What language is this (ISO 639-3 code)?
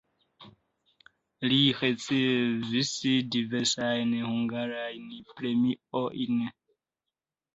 epo